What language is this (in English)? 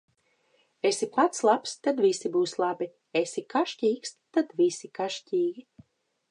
Latvian